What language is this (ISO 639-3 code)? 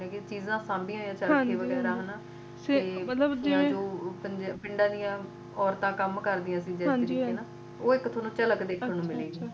pan